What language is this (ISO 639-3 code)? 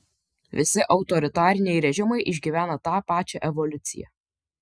lit